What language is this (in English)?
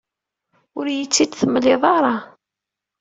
Kabyle